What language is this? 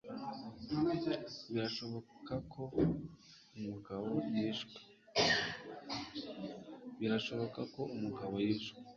Kinyarwanda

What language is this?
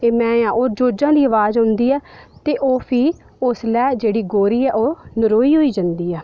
Dogri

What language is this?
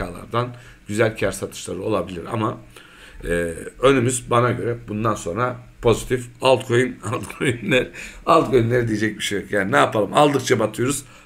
Turkish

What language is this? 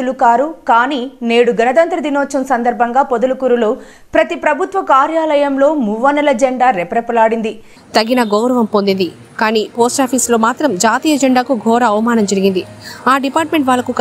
Telugu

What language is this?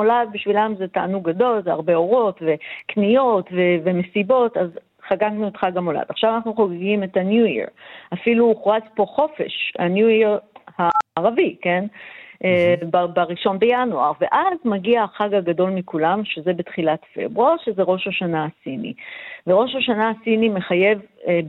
Hebrew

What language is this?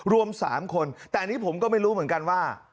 Thai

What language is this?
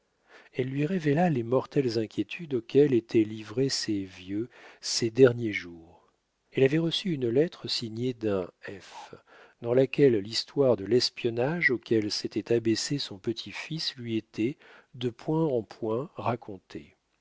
French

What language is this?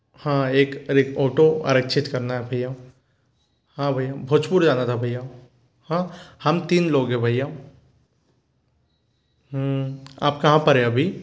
Hindi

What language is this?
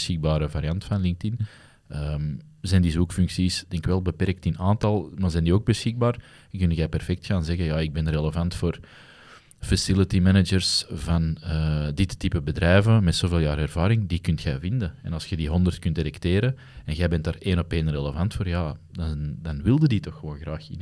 Dutch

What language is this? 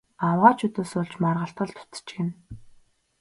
Mongolian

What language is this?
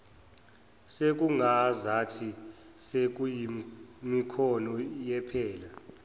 Zulu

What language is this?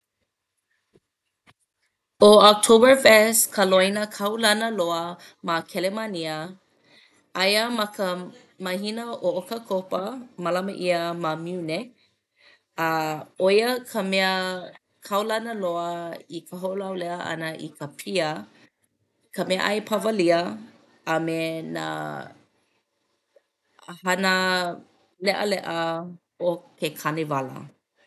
Hawaiian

